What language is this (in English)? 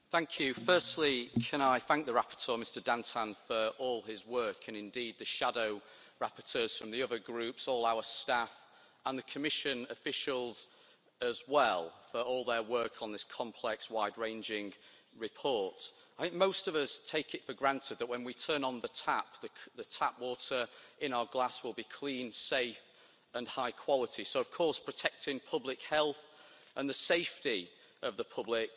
English